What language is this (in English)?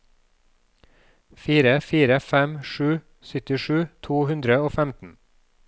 Norwegian